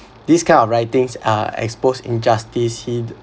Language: English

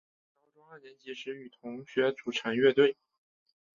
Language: Chinese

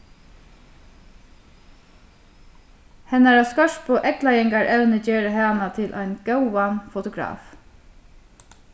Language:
Faroese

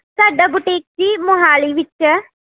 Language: Punjabi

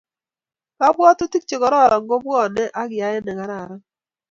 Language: Kalenjin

